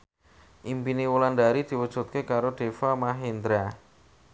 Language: Javanese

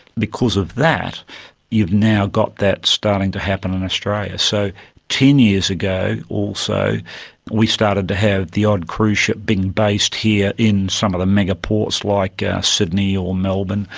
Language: English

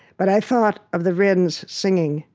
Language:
English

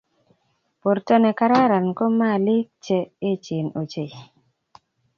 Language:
Kalenjin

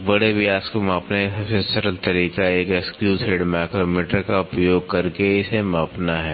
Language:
Hindi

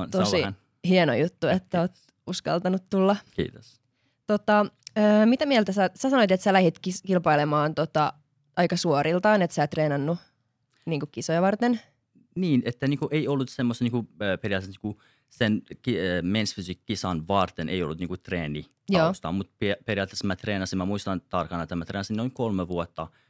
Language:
Finnish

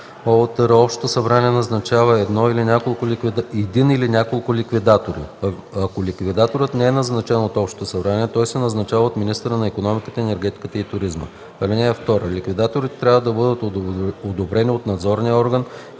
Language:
Bulgarian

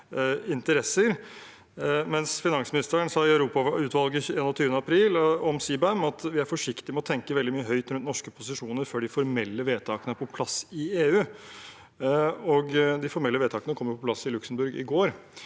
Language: Norwegian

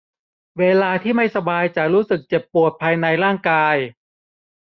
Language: Thai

